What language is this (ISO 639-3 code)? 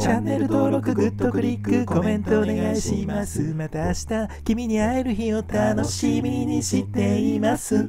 jpn